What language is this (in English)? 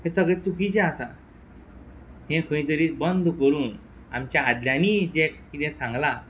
Konkani